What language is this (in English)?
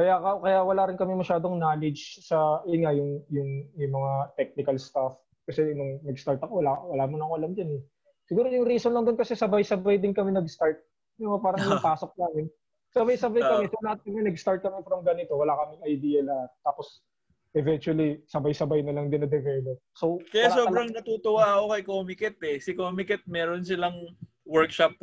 Filipino